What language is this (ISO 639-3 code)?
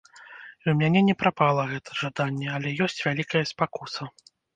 bel